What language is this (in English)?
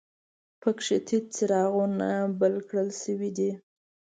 Pashto